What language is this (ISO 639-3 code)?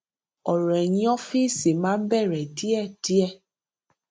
yor